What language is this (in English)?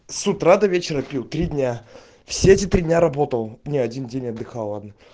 Russian